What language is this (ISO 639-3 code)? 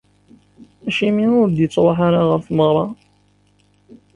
kab